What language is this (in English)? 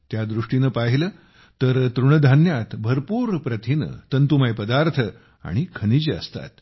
Marathi